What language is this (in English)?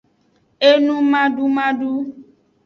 Aja (Benin)